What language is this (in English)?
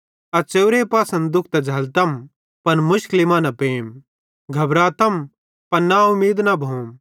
Bhadrawahi